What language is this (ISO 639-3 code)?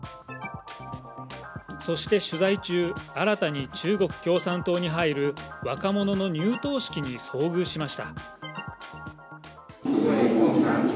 jpn